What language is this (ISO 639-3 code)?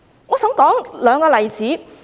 yue